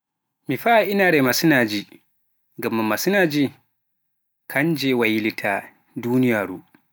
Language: Pular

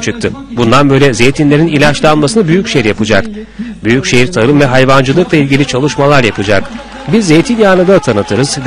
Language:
Turkish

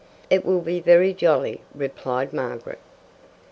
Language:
English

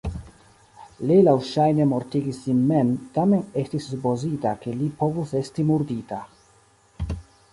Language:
Esperanto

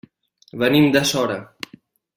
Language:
Catalan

